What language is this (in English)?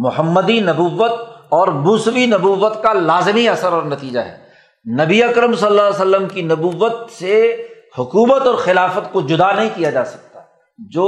Urdu